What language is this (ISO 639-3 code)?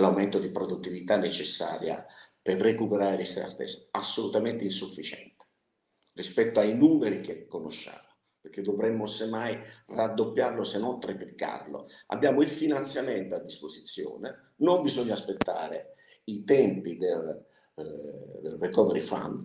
ita